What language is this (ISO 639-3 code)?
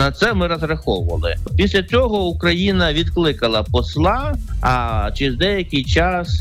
ukr